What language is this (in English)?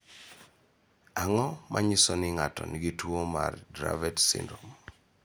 Luo (Kenya and Tanzania)